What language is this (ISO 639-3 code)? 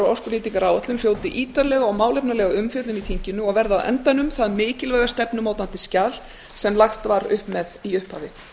isl